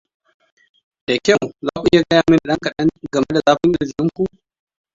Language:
Hausa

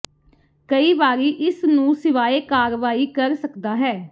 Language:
Punjabi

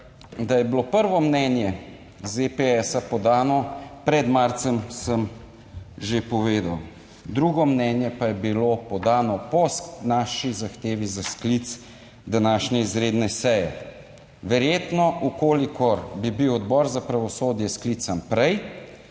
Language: Slovenian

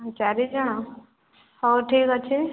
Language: Odia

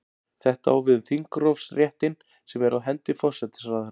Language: Icelandic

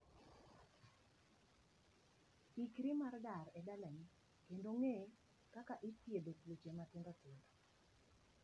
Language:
Luo (Kenya and Tanzania)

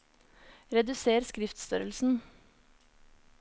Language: Norwegian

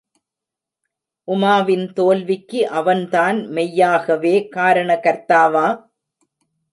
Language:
Tamil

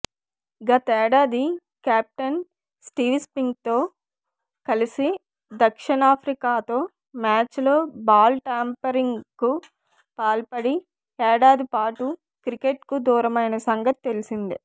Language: Telugu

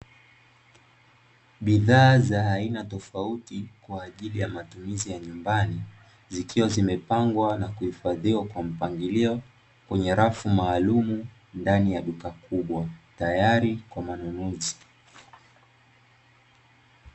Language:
Swahili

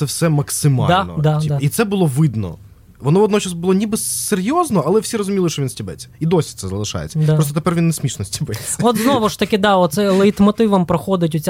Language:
Ukrainian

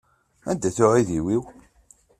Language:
Kabyle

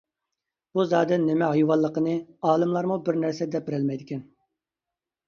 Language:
Uyghur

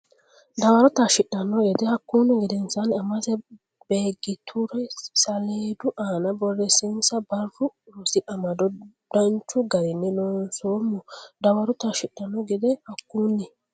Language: Sidamo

